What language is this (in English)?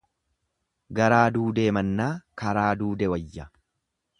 Oromo